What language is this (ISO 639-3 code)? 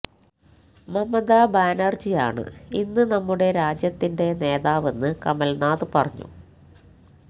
mal